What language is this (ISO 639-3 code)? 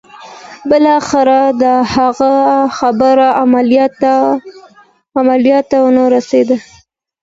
pus